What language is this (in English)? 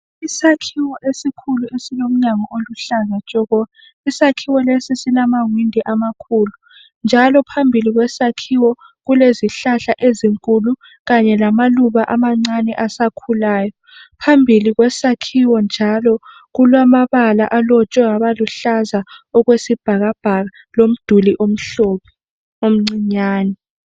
North Ndebele